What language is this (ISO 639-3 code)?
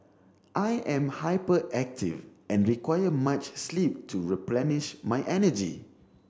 eng